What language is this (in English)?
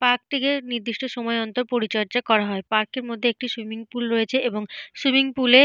Bangla